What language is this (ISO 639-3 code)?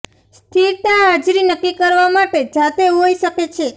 guj